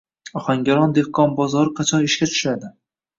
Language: Uzbek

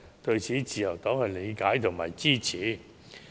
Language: Cantonese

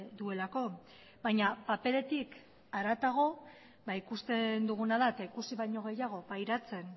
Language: Basque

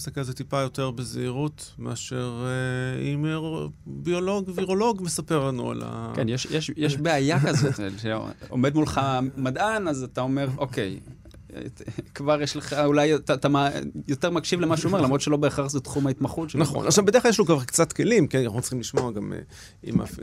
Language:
Hebrew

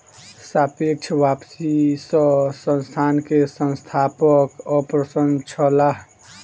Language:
Maithili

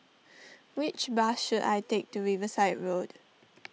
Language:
English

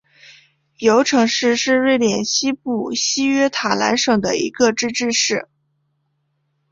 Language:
Chinese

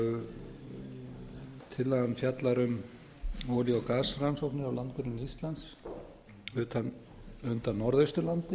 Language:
Icelandic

